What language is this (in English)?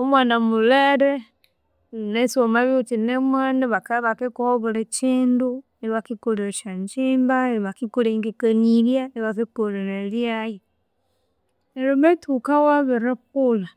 Konzo